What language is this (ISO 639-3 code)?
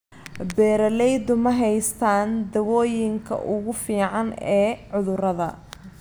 som